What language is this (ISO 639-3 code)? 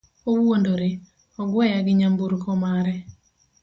luo